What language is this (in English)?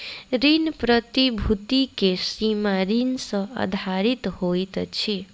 Maithili